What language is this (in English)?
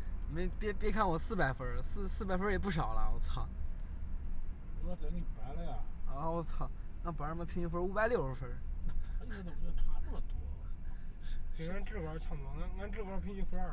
Chinese